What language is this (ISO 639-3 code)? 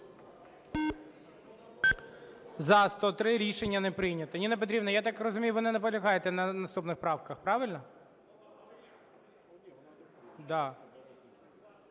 ukr